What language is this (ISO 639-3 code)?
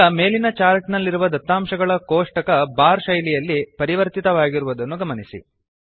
kan